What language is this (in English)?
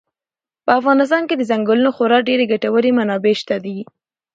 Pashto